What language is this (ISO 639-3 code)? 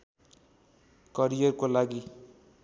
nep